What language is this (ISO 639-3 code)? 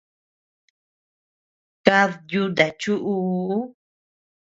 cux